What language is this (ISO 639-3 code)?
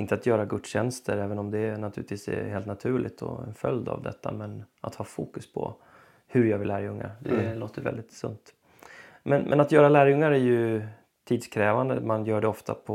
swe